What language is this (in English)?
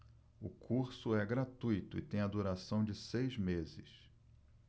Portuguese